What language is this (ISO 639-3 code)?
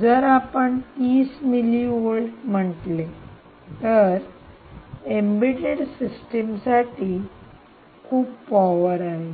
mar